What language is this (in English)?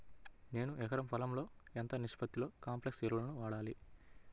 Telugu